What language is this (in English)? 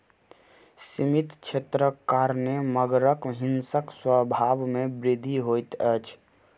Maithili